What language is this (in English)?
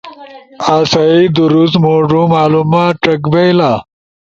Ushojo